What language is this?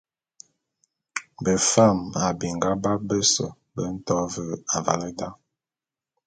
Bulu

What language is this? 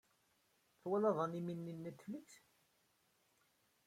Kabyle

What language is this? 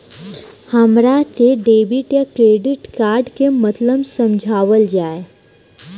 Bhojpuri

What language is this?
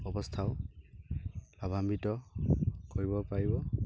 Assamese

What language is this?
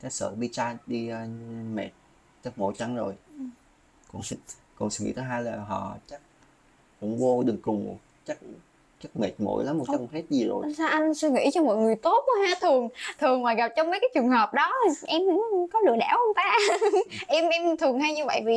Vietnamese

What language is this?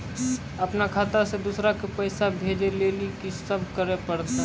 Maithili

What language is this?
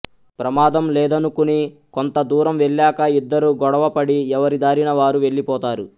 Telugu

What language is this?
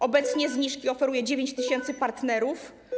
Polish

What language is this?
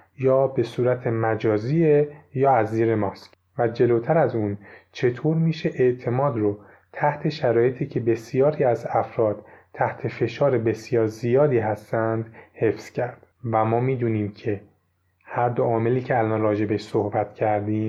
Persian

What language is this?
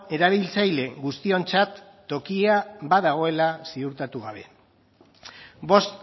Basque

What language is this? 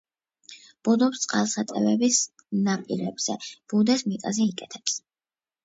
Georgian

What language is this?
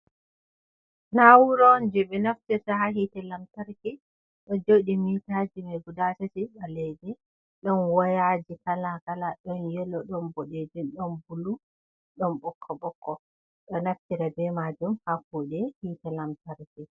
Fula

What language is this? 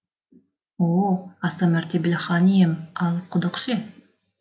Kazakh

